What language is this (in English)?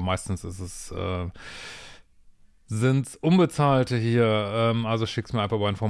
German